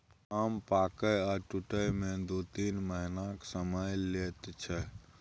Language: Maithili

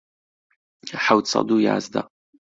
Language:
Central Kurdish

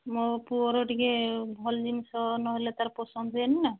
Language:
Odia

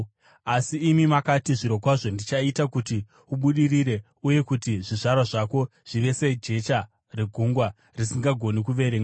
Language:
Shona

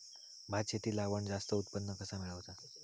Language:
Marathi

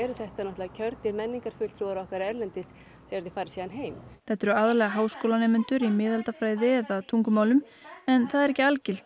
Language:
Icelandic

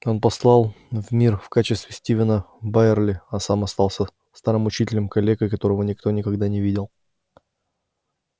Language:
Russian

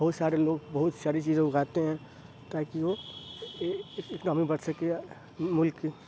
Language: Urdu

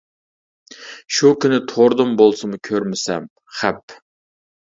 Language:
Uyghur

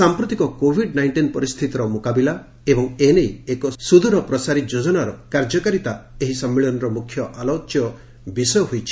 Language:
Odia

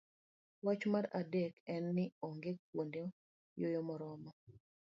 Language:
Luo (Kenya and Tanzania)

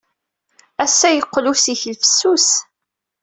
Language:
Kabyle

